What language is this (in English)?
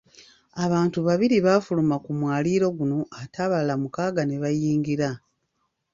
Ganda